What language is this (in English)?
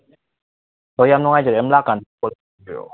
Manipuri